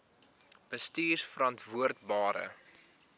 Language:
Afrikaans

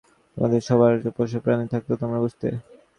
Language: Bangla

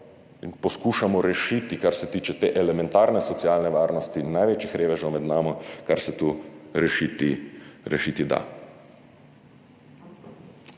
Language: Slovenian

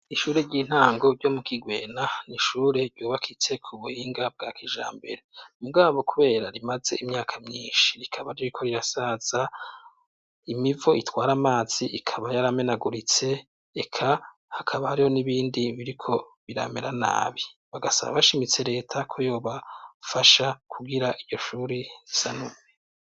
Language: Rundi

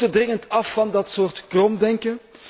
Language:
Dutch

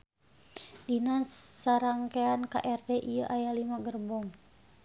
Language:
Sundanese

